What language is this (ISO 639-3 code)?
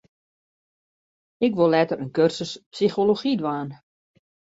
fry